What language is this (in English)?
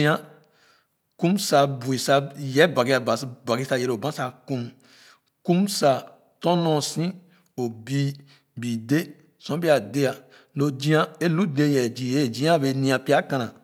Khana